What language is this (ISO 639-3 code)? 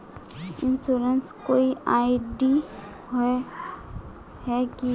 mag